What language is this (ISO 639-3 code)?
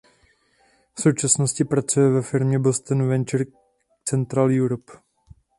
ces